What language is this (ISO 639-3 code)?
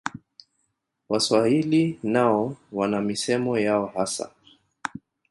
swa